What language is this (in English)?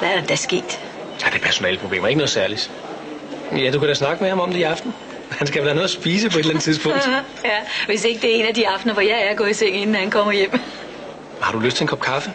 Danish